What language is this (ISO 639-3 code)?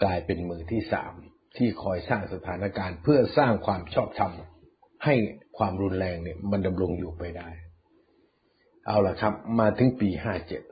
tha